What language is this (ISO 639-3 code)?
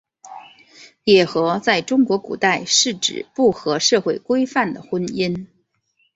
zho